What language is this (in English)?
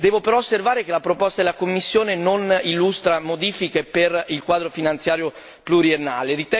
Italian